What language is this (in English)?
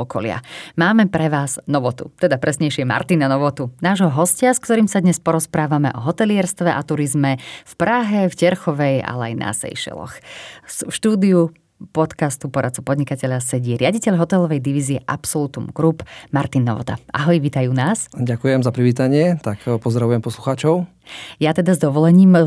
Slovak